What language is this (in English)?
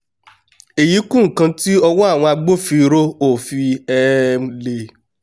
Yoruba